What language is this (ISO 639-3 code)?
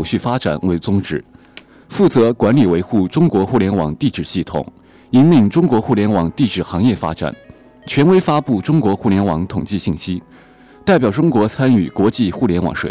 zho